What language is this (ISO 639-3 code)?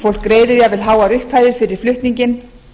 isl